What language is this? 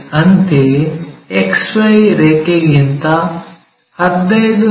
Kannada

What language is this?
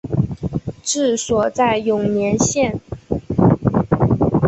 Chinese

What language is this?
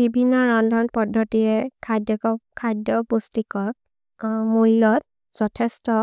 Maria (India)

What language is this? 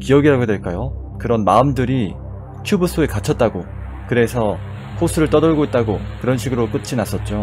Korean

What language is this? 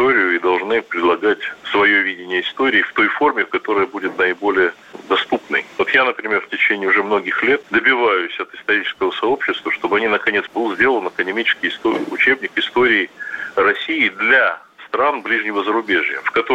Russian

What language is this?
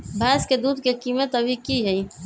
Magahi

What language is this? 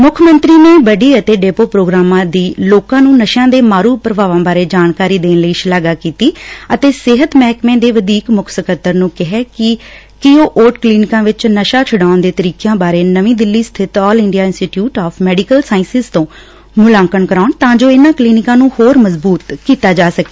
Punjabi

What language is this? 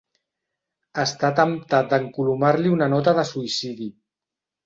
Catalan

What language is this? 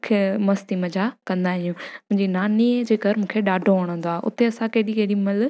Sindhi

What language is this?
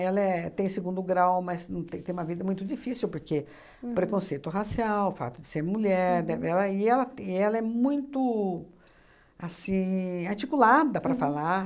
Portuguese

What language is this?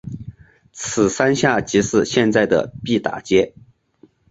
Chinese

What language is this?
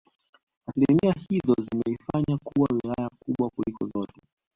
Swahili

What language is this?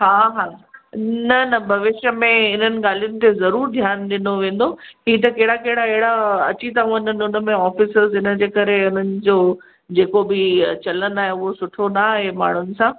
Sindhi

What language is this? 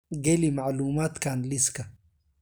Somali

